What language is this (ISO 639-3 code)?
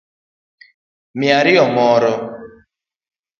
luo